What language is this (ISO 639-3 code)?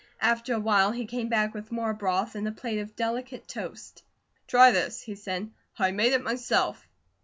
eng